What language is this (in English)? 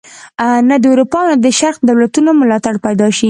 Pashto